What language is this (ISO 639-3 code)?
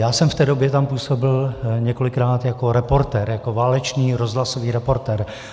ces